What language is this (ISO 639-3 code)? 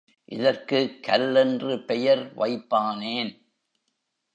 tam